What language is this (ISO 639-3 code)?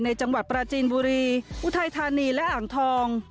tha